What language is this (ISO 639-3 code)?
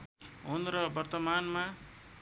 nep